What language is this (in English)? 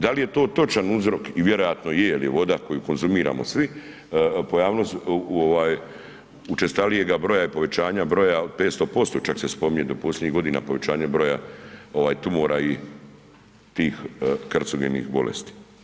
Croatian